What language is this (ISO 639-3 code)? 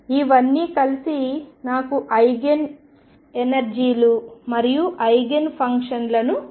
tel